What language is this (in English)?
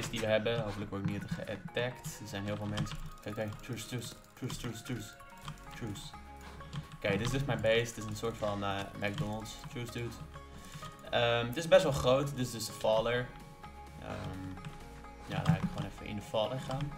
Dutch